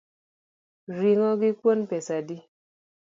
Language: Luo (Kenya and Tanzania)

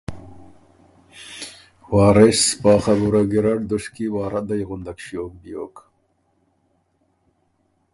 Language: Ormuri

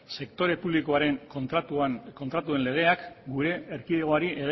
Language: Basque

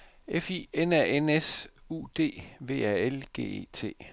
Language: Danish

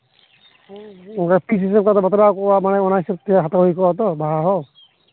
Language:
Santali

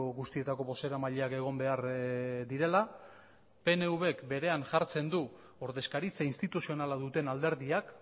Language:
Basque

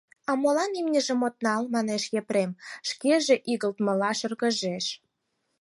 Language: Mari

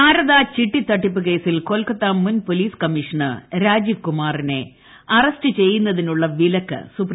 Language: Malayalam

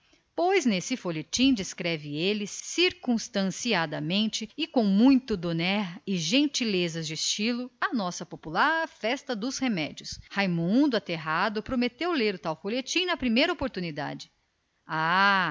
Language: Portuguese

